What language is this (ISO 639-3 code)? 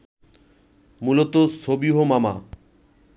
ben